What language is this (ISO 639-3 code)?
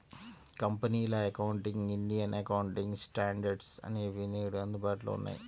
tel